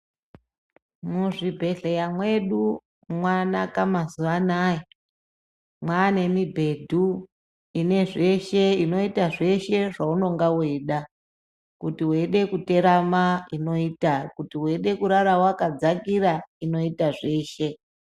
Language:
Ndau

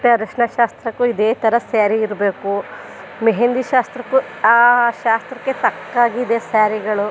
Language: Kannada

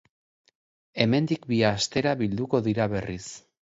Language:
Basque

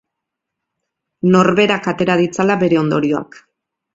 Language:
Basque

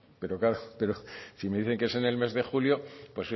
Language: Spanish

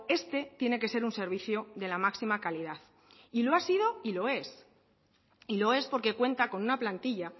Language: Spanish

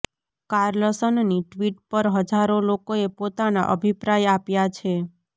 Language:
Gujarati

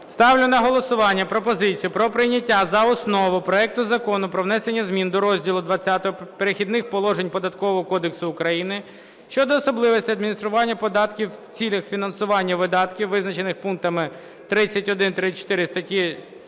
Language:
Ukrainian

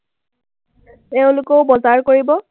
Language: Assamese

